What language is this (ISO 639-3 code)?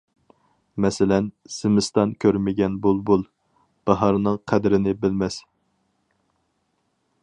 uig